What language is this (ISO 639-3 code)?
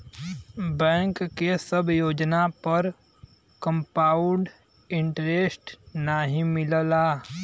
bho